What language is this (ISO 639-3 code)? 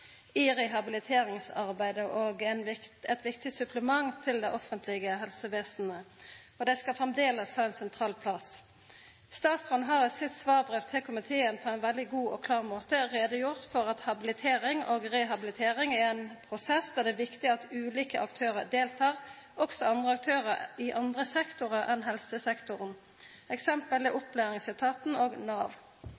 nno